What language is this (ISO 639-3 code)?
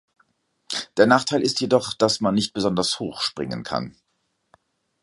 deu